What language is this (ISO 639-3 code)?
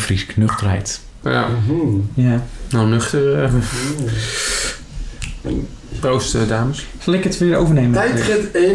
nld